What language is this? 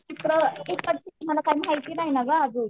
Marathi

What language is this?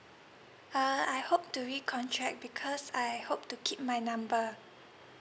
English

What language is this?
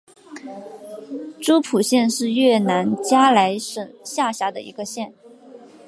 Chinese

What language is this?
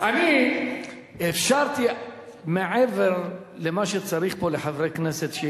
Hebrew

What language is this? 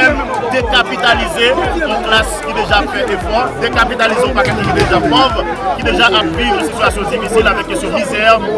French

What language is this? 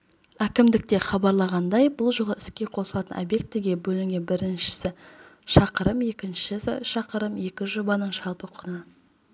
Kazakh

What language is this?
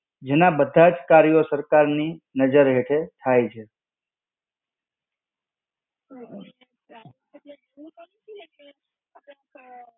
Gujarati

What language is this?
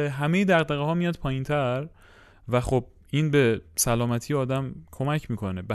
Persian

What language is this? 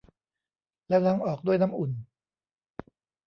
Thai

